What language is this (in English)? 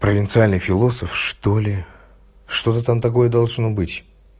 Russian